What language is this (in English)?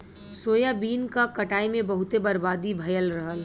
Bhojpuri